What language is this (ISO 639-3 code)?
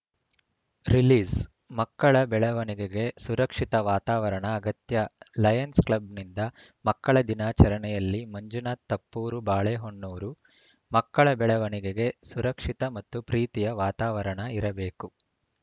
kan